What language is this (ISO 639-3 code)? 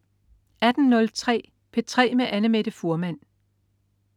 dan